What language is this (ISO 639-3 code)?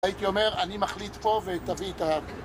heb